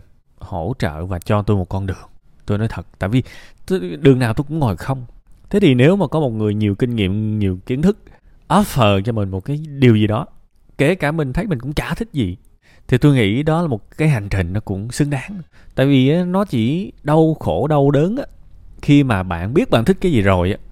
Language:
Vietnamese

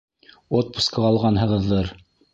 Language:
Bashkir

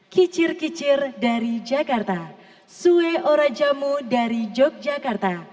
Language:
Indonesian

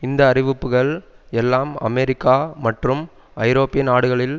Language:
Tamil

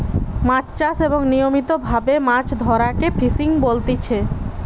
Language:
Bangla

